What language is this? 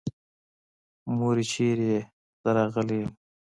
Pashto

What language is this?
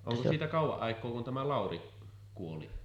Finnish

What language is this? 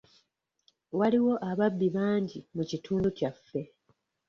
Ganda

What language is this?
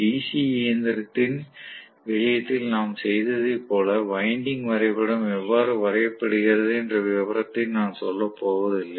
Tamil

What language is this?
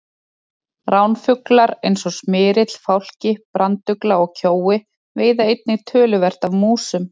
Icelandic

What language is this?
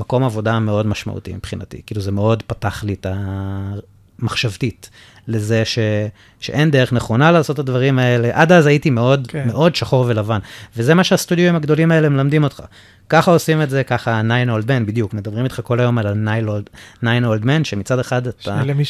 Hebrew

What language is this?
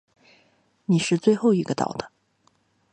Chinese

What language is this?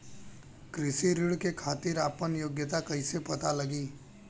Bhojpuri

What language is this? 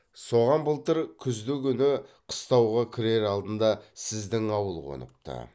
Kazakh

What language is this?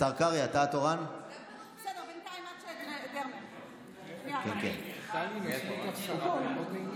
Hebrew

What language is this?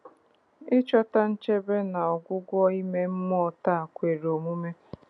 Igbo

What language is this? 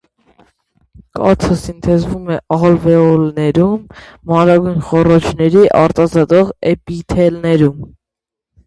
Armenian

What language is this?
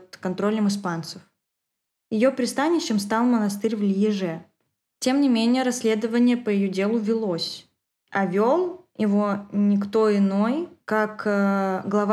Russian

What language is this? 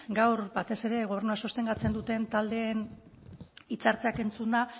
Basque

